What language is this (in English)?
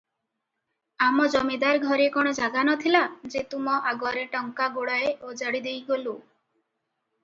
Odia